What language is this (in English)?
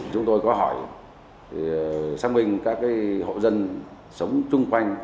Vietnamese